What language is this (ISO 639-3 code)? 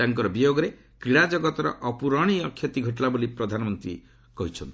ori